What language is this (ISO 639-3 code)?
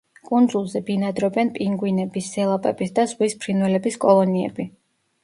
kat